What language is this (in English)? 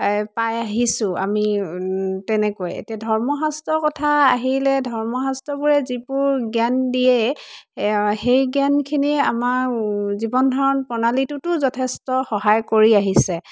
Assamese